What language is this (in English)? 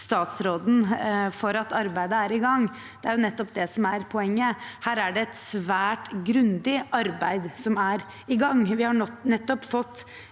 Norwegian